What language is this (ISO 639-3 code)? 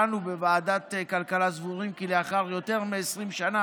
heb